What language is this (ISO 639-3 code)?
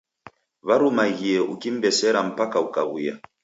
dav